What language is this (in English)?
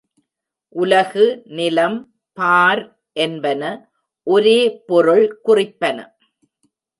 Tamil